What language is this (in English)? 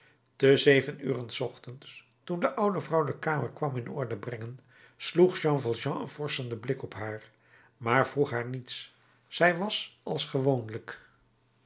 Dutch